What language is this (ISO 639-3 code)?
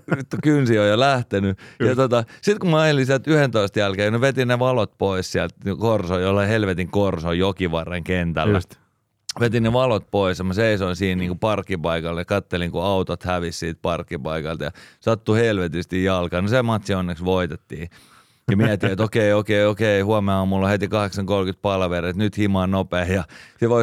fin